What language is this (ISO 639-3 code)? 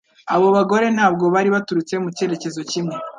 kin